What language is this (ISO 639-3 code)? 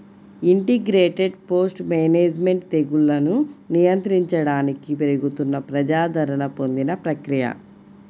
tel